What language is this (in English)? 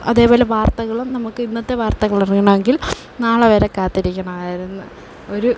Malayalam